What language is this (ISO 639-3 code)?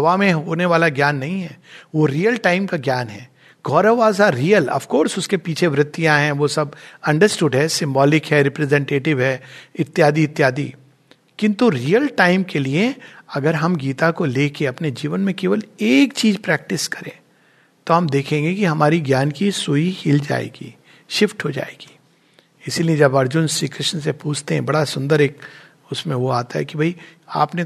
hin